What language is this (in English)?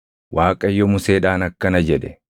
Oromo